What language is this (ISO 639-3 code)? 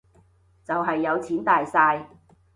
yue